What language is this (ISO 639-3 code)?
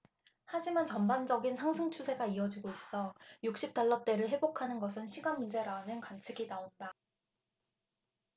kor